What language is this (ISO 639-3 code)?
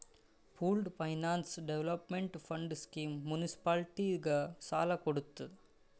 kan